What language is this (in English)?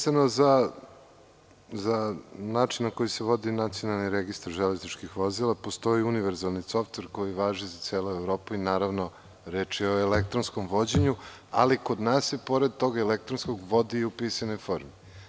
Serbian